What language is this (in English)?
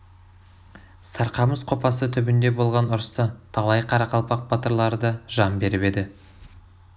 Kazakh